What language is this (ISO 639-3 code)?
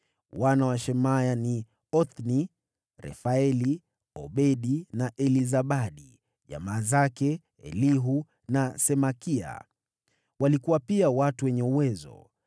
swa